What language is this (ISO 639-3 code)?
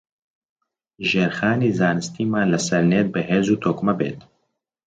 ckb